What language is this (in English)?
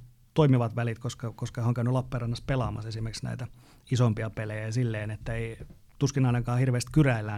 Finnish